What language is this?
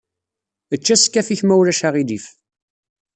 Kabyle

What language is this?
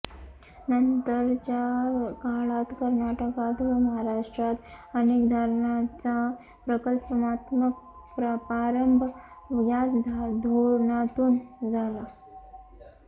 Marathi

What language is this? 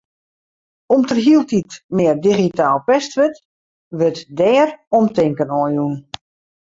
Western Frisian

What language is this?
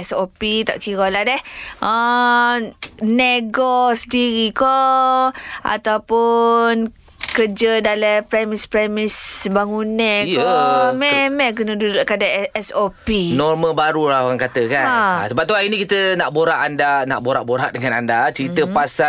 Malay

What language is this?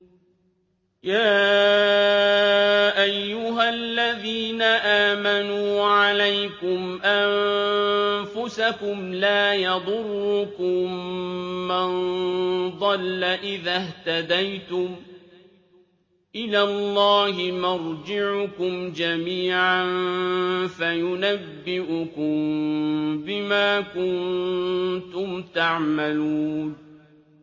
Arabic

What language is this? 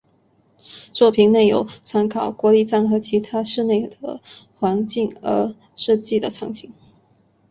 Chinese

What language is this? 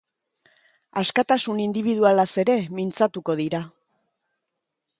Basque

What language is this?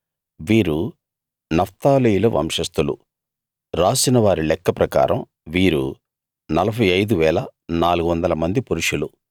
Telugu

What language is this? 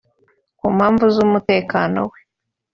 Kinyarwanda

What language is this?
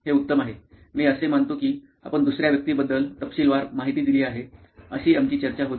Marathi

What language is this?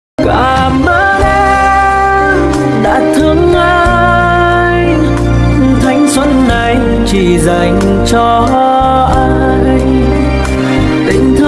Vietnamese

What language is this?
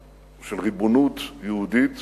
Hebrew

